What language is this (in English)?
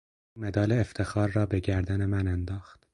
Persian